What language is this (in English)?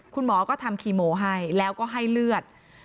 Thai